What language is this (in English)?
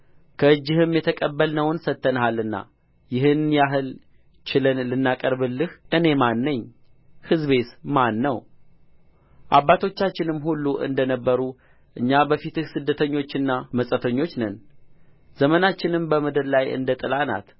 Amharic